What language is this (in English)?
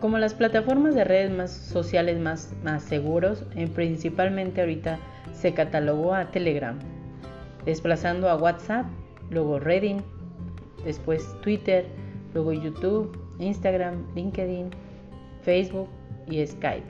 Spanish